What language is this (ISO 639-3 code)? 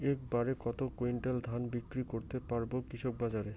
ben